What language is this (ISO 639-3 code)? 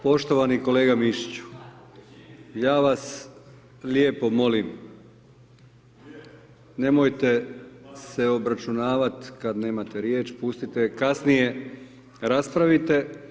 hrv